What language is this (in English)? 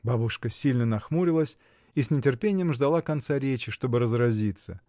Russian